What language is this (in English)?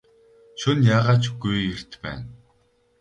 Mongolian